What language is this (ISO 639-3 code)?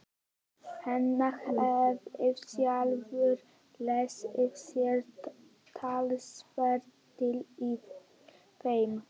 isl